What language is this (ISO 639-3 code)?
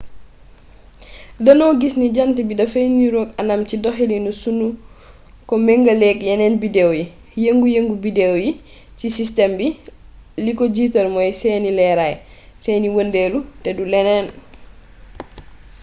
wol